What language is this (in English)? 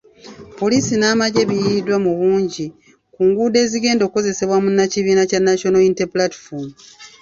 Ganda